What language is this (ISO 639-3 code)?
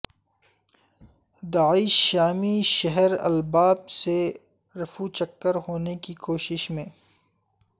urd